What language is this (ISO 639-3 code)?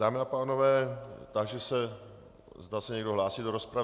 ces